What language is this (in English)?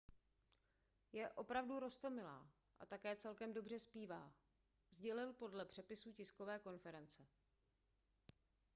Czech